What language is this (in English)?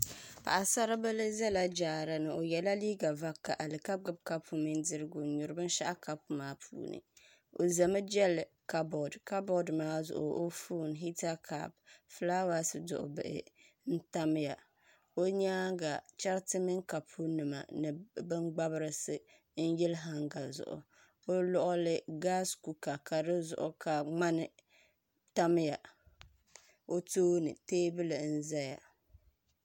Dagbani